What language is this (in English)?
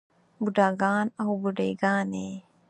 Pashto